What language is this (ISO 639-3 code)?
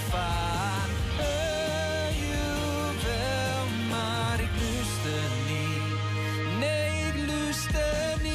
nld